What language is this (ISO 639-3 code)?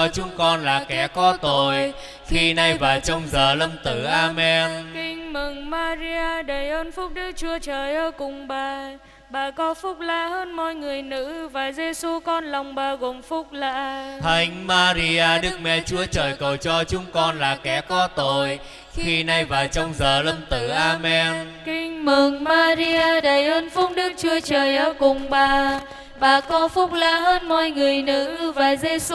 vie